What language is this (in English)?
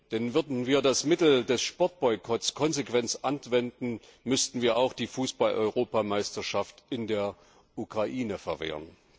German